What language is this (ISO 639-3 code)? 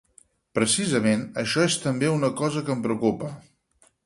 cat